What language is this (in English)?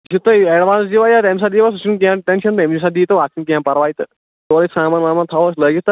Kashmiri